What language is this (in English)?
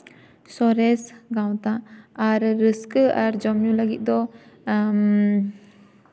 Santali